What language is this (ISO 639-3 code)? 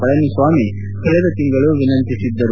kan